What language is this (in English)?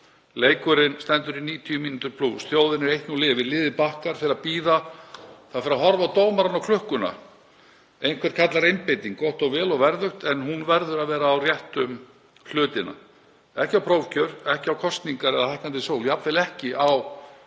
Icelandic